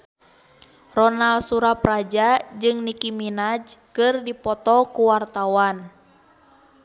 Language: Sundanese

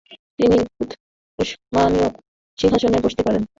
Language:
Bangla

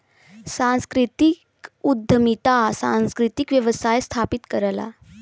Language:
Bhojpuri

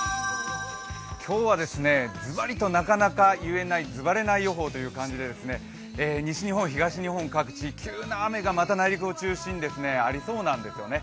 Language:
Japanese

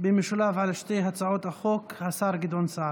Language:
Hebrew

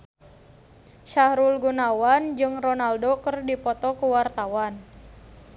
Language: Sundanese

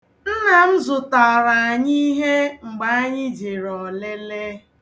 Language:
Igbo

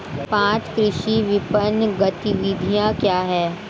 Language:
Hindi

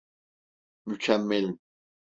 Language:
Turkish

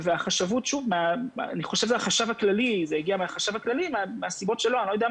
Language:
Hebrew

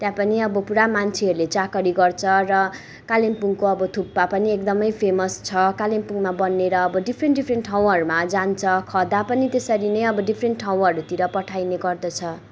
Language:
Nepali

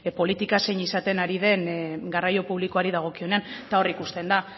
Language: Basque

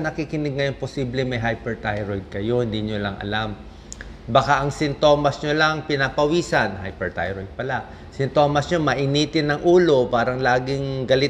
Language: Filipino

